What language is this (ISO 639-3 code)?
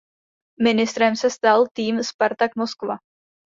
ces